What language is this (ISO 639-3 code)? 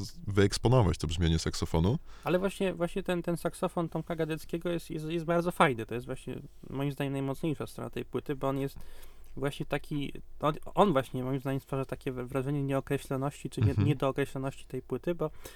pol